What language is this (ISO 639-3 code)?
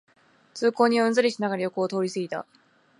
jpn